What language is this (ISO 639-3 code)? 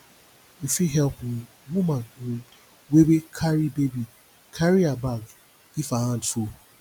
pcm